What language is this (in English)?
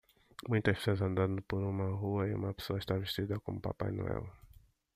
Portuguese